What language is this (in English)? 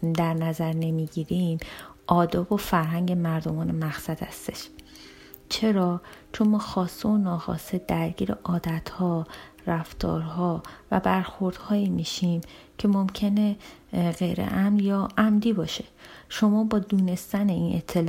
Persian